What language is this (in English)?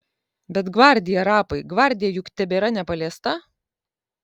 Lithuanian